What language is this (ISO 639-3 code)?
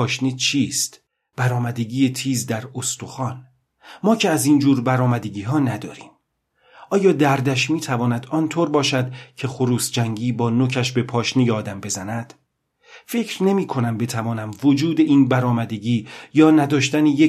fas